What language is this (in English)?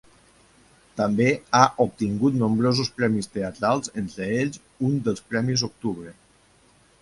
Catalan